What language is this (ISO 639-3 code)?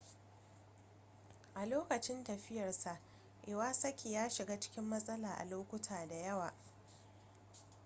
hau